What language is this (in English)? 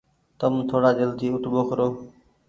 Goaria